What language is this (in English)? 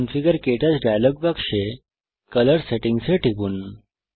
Bangla